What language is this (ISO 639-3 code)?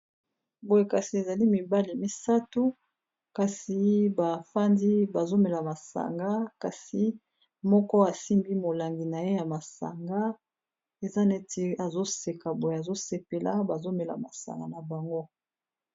lin